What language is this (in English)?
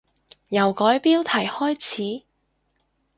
Cantonese